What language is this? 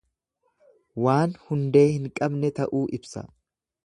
Oromo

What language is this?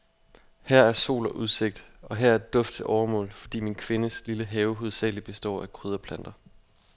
Danish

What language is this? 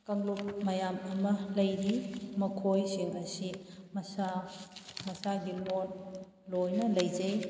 Manipuri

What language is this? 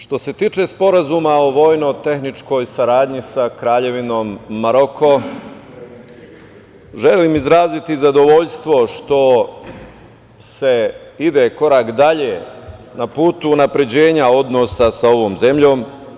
Serbian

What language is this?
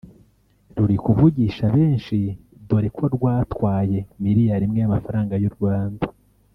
Kinyarwanda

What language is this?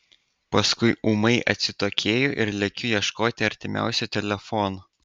Lithuanian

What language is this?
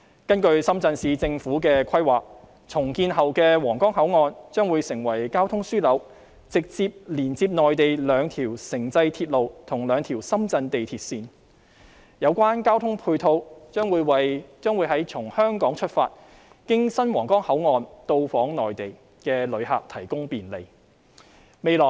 Cantonese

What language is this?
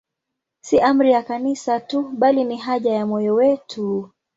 Swahili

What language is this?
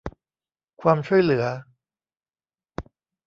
Thai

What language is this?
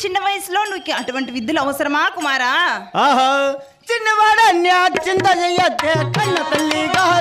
Telugu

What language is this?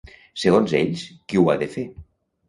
Catalan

